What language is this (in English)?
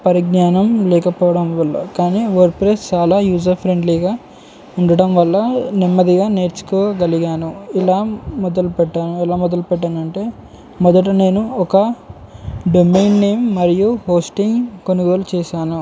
Telugu